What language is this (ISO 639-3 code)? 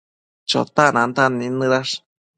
mcf